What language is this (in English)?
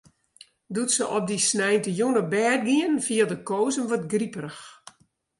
Western Frisian